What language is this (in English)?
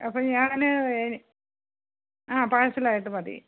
Malayalam